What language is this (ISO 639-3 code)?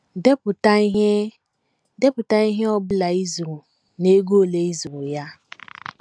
ibo